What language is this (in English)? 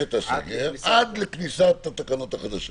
Hebrew